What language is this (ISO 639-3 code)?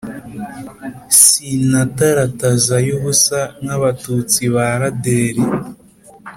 kin